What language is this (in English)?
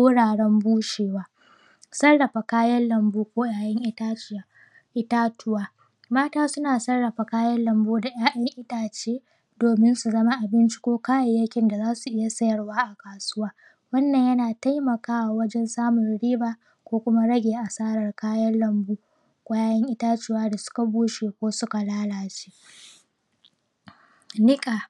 Hausa